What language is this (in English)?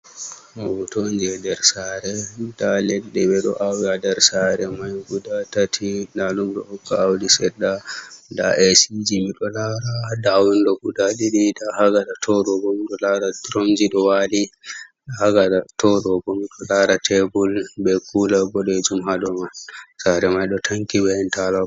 Fula